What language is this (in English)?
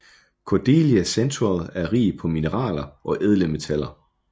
Danish